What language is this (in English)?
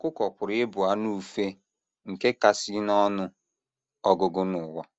Igbo